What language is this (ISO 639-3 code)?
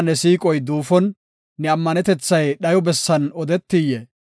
gof